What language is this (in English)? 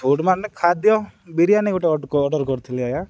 Odia